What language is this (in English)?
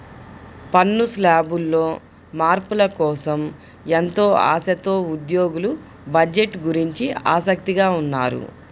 Telugu